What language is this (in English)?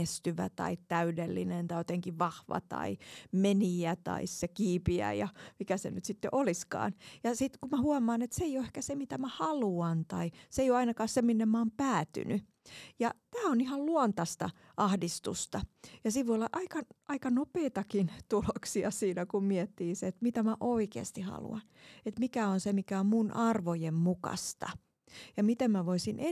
Finnish